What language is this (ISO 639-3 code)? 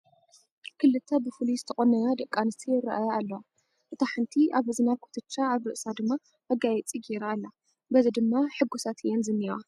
tir